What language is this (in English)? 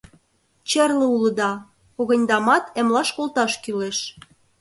Mari